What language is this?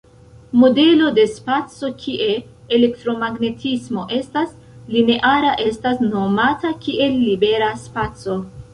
Esperanto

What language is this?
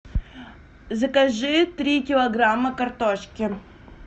Russian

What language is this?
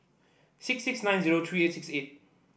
English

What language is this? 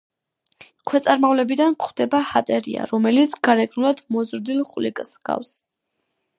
Georgian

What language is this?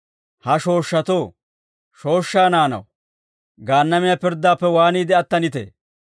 Dawro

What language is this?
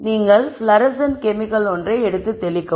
Tamil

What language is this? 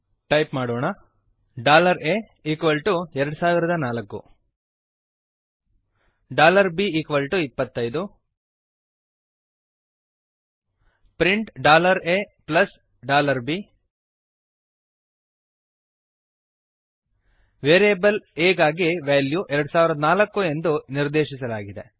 Kannada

